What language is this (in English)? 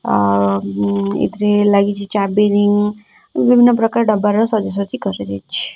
Odia